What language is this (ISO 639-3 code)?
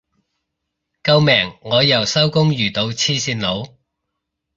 yue